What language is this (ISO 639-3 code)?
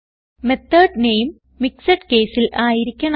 mal